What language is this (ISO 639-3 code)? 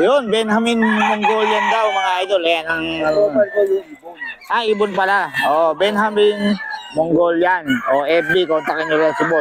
fil